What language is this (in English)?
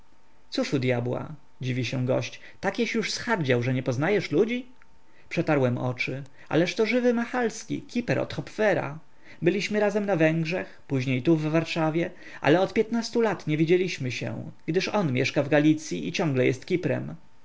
Polish